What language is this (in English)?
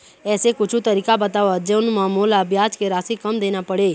Chhattisgarhi